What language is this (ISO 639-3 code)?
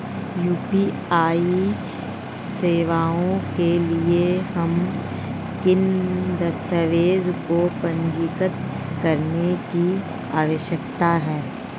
hin